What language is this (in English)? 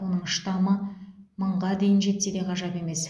Kazakh